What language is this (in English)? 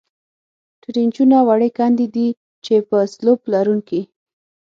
Pashto